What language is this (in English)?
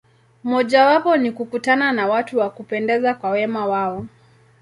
Swahili